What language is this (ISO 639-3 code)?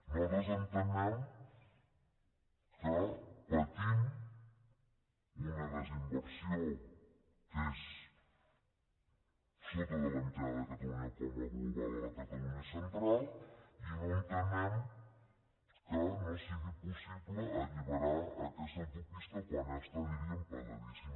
cat